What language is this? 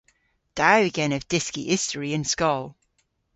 Cornish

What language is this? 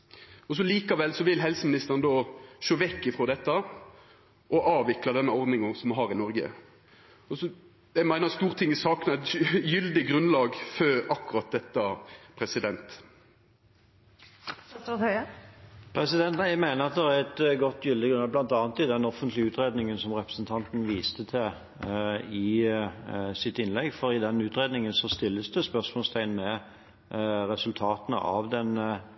Norwegian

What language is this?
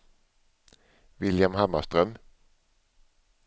Swedish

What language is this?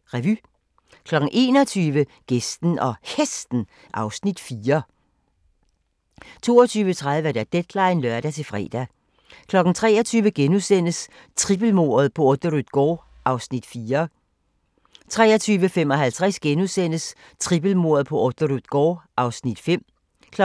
Danish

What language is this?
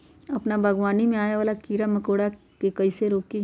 Magahi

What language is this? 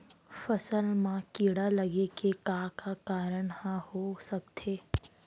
Chhattisgarhi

